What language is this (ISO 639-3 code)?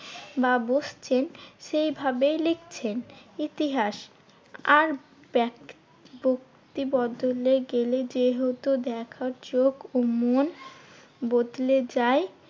ben